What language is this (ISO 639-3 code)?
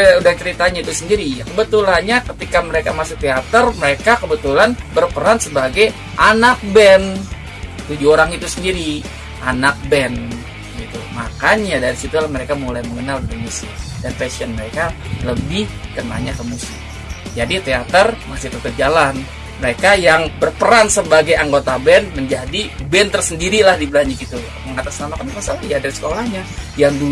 ind